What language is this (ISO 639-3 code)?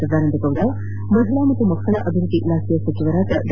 kan